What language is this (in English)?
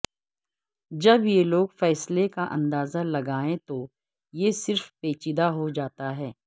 Urdu